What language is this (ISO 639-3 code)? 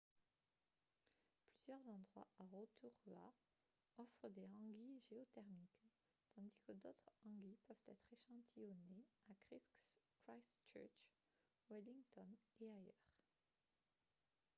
fra